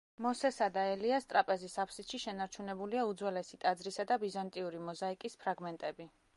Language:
Georgian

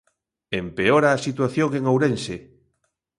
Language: Galician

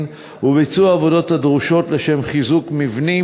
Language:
Hebrew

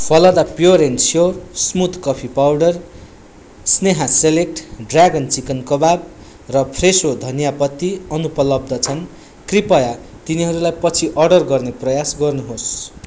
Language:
Nepali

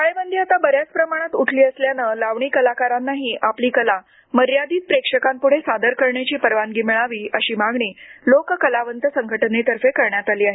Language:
Marathi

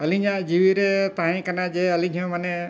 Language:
Santali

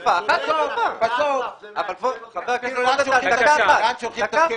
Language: Hebrew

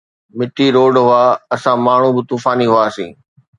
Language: Sindhi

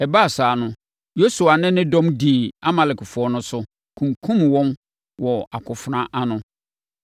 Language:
Akan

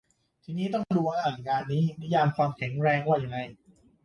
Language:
Thai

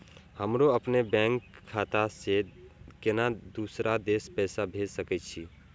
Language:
Maithili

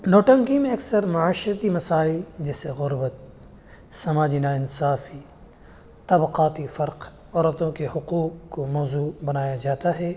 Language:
Urdu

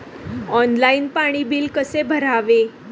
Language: Marathi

